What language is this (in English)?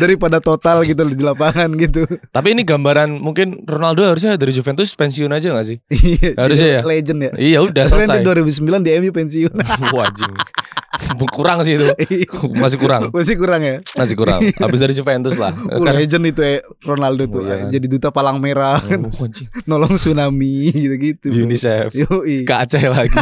Indonesian